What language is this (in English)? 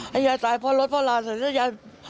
Thai